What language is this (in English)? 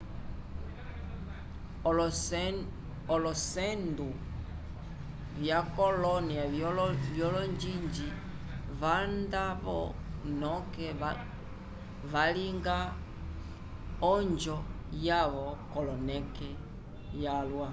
Umbundu